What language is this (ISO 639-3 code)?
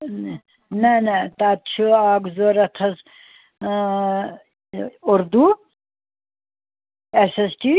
kas